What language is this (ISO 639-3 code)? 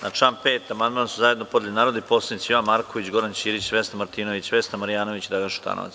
srp